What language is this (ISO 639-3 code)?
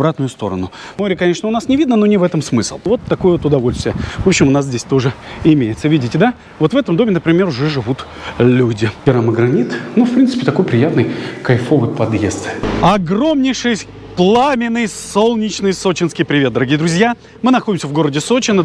rus